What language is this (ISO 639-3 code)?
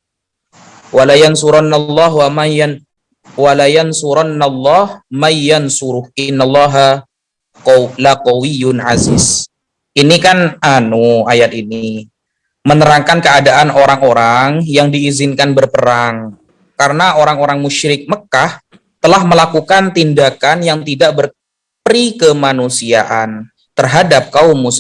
ind